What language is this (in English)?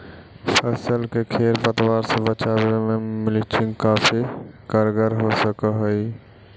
Magahi